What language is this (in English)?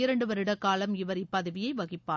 Tamil